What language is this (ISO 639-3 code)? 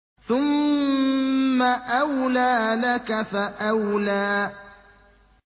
ara